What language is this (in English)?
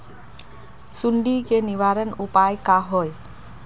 Magahi